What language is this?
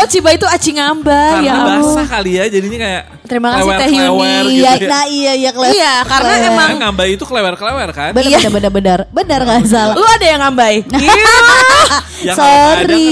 Indonesian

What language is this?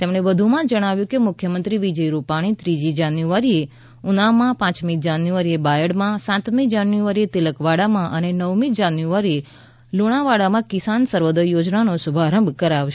Gujarati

